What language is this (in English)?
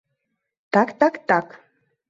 Mari